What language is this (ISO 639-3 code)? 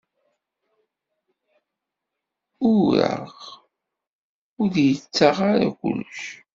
kab